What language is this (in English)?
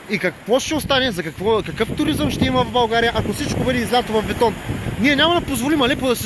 Bulgarian